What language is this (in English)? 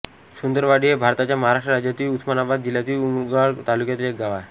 Marathi